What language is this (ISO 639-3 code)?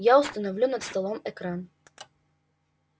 rus